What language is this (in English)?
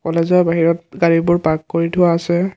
Assamese